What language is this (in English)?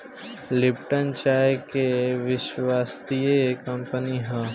Bhojpuri